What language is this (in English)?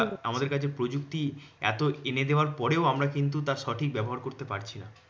Bangla